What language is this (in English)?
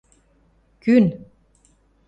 Western Mari